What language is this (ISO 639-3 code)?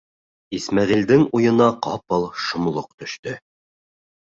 bak